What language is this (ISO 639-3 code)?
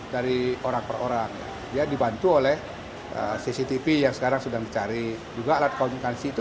ind